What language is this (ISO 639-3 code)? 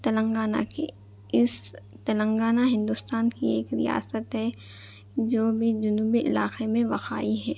urd